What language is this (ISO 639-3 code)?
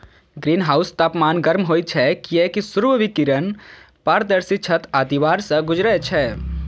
mai